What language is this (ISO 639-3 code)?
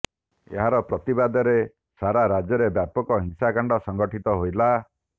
ori